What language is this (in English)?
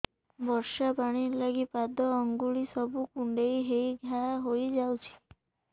Odia